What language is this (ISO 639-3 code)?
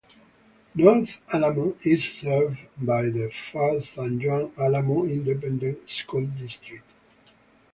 eng